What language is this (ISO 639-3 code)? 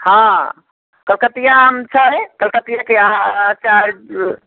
mai